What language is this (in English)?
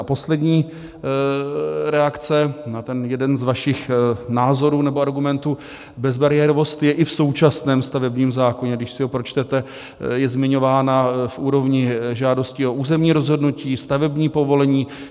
Czech